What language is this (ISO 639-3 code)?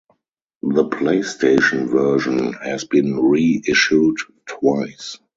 eng